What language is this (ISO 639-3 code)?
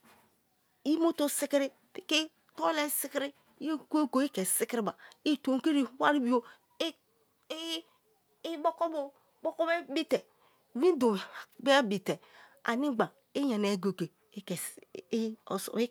ijn